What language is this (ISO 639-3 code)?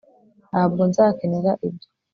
kin